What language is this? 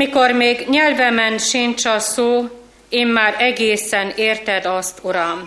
Hungarian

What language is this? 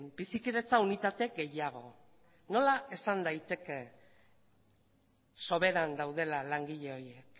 Basque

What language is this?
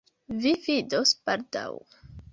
Esperanto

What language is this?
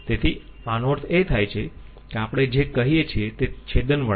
Gujarati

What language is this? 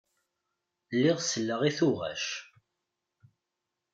Kabyle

